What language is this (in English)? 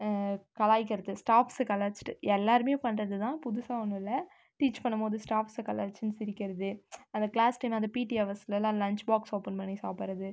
Tamil